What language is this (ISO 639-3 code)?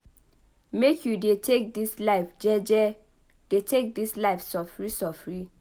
pcm